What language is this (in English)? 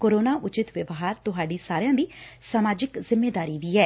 Punjabi